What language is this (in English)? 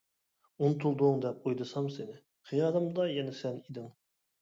Uyghur